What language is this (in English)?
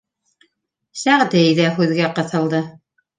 Bashkir